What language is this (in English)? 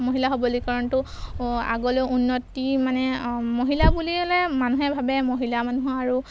Assamese